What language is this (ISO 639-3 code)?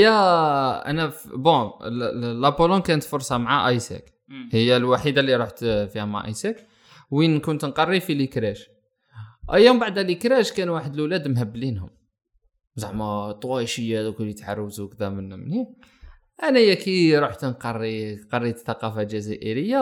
ara